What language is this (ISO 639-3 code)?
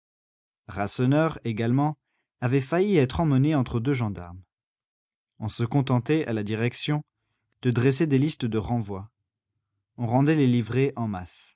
fra